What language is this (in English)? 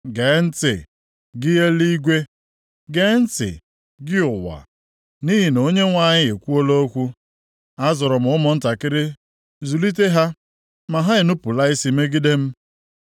Igbo